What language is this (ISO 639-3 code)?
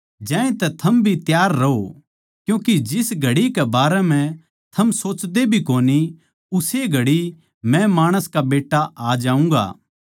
bgc